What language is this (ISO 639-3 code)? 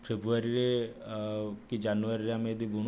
ori